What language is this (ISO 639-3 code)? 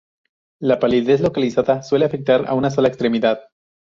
spa